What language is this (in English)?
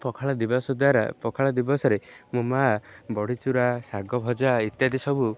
Odia